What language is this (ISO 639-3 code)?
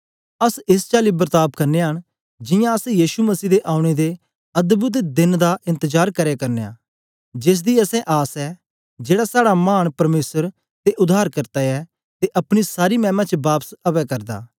doi